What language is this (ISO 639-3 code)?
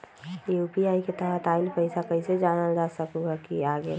mag